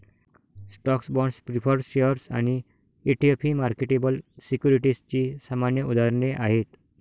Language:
Marathi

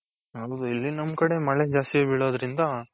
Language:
Kannada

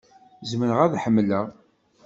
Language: Kabyle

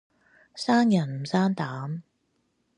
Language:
Cantonese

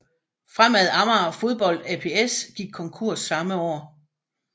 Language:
Danish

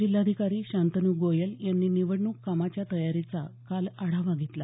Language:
Marathi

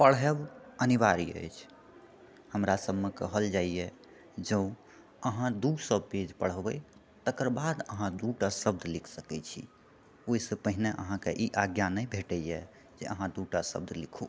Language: Maithili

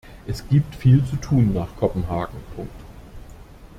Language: German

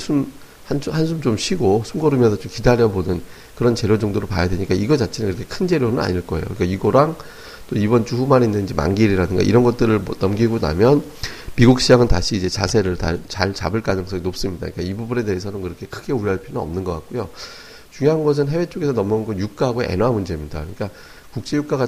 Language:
Korean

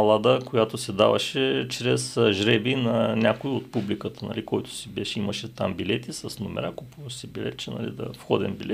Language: Bulgarian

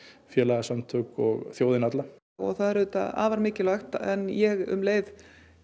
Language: Icelandic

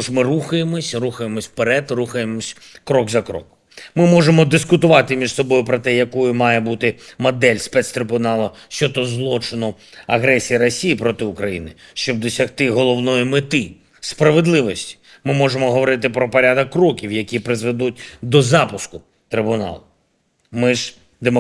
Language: Ukrainian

